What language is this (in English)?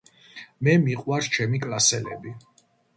Georgian